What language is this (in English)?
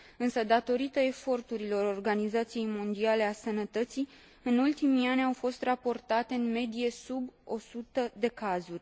Romanian